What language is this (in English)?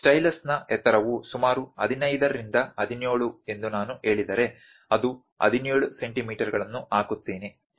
Kannada